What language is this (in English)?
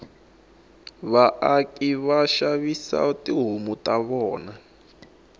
Tsonga